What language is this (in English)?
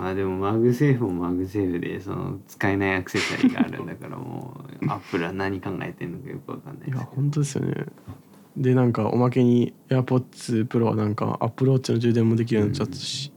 Japanese